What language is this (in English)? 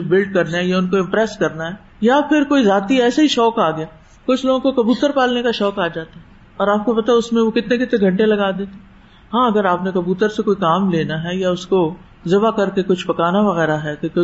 Urdu